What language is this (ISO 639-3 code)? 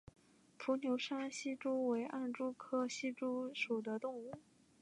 zho